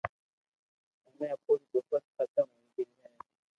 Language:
Loarki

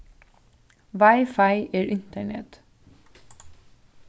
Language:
Faroese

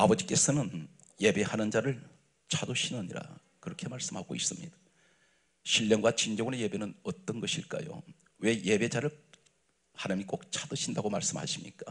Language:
Korean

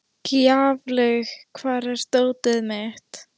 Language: Icelandic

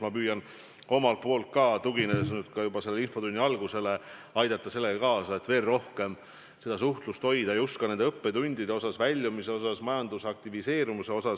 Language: Estonian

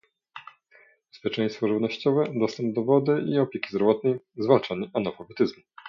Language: Polish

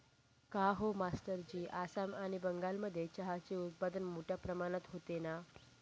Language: Marathi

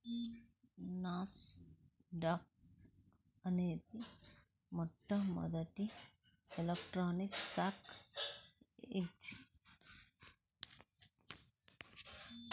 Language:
Telugu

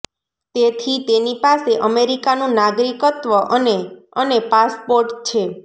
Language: Gujarati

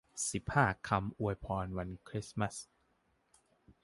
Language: Thai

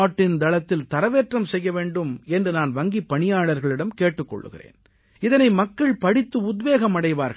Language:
Tamil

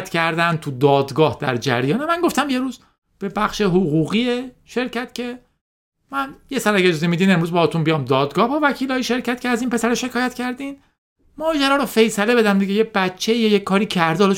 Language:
Persian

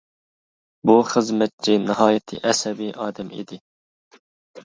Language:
Uyghur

